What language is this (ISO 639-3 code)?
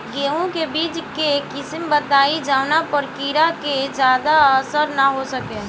bho